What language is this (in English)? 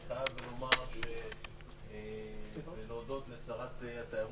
Hebrew